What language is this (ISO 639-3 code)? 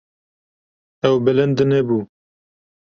kur